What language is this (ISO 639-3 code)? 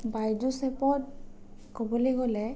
asm